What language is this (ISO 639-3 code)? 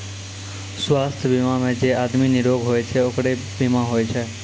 mai